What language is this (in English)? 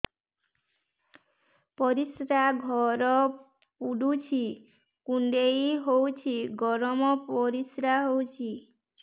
Odia